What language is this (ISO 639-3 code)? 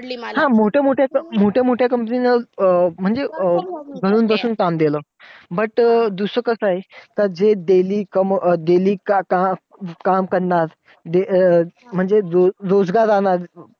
mar